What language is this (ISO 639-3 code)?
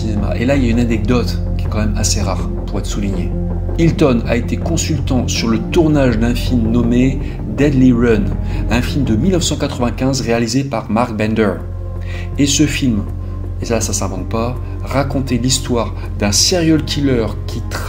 fra